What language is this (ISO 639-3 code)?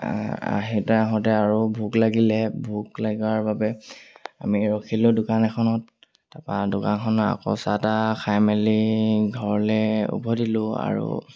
asm